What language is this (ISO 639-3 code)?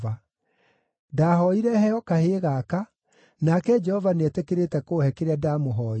kik